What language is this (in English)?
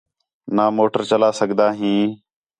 Khetrani